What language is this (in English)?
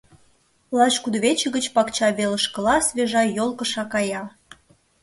Mari